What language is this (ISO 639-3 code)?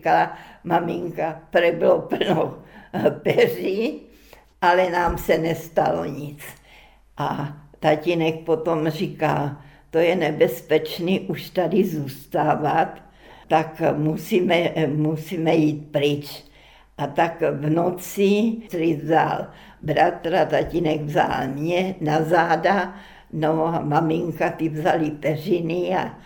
ces